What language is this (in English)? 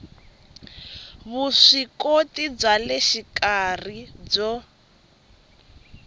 Tsonga